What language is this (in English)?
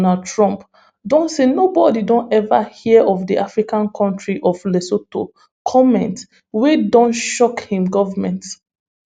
Nigerian Pidgin